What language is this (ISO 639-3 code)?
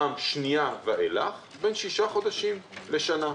heb